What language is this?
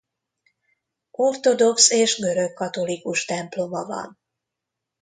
Hungarian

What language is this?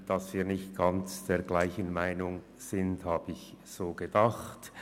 Swiss German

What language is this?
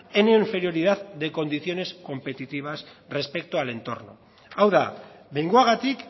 Spanish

